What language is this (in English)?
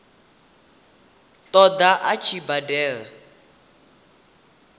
Venda